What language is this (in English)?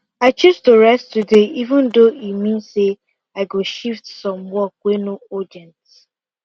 Nigerian Pidgin